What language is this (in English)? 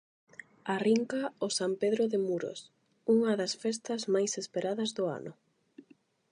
Galician